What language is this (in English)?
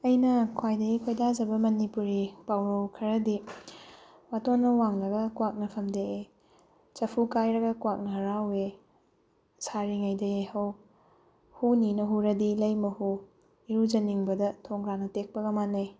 Manipuri